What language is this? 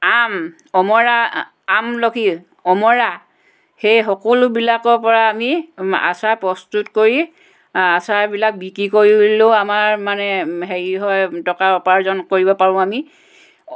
Assamese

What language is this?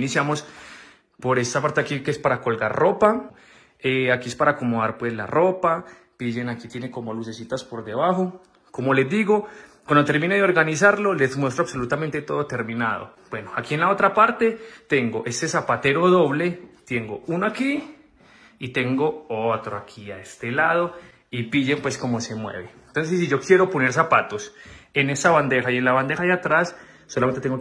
Spanish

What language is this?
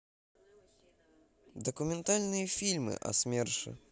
Russian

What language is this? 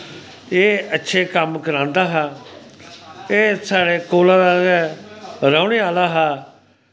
Dogri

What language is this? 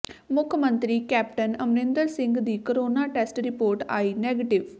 Punjabi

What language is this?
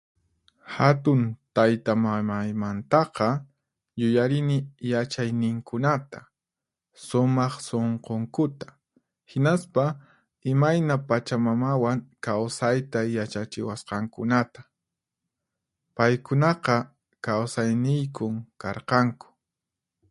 Puno Quechua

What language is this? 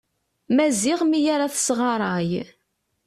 Kabyle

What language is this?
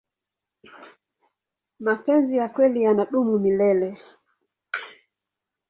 Swahili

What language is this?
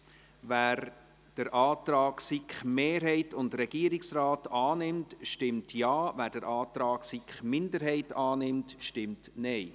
Swiss German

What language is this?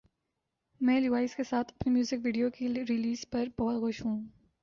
Urdu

